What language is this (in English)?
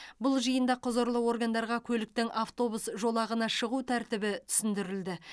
Kazakh